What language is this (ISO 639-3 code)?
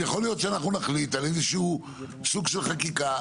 heb